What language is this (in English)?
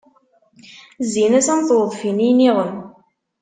Kabyle